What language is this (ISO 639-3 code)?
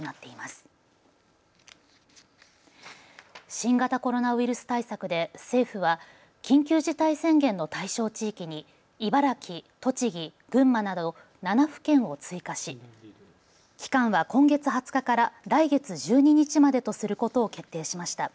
jpn